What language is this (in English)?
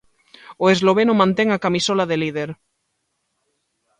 Galician